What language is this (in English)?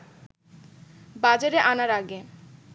Bangla